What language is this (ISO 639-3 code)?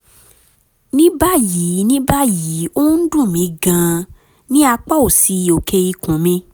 yor